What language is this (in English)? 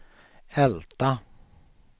Swedish